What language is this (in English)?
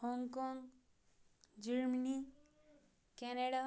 Kashmiri